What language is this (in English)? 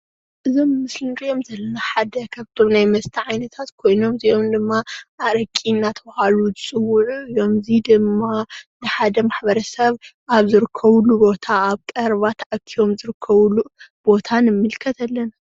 Tigrinya